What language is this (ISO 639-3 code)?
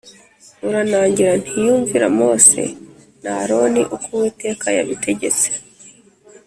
kin